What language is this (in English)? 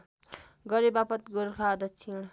Nepali